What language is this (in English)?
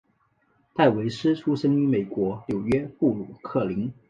Chinese